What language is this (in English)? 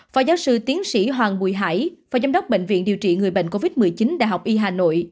Vietnamese